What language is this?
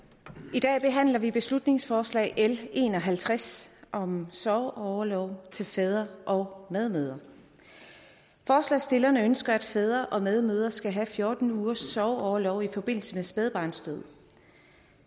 Danish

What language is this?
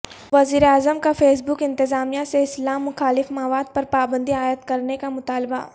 Urdu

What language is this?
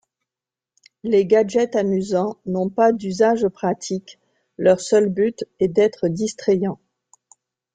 French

